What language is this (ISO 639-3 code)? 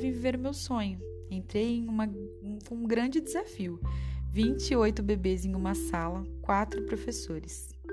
por